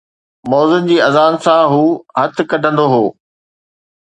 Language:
Sindhi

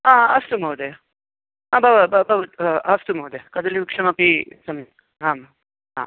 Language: Sanskrit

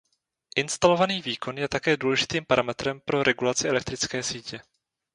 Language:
Czech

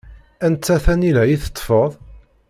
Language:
Kabyle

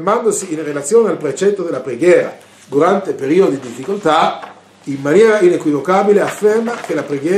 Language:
Italian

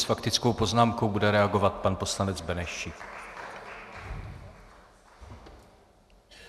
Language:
Czech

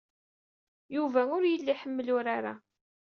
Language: Kabyle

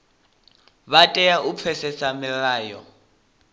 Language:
Venda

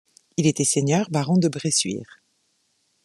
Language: French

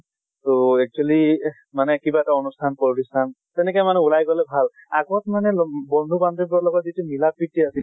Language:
Assamese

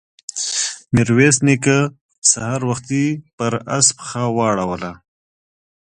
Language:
Pashto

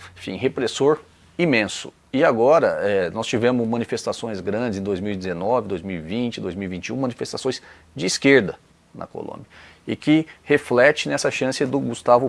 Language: Portuguese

